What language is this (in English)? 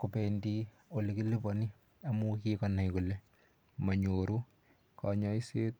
Kalenjin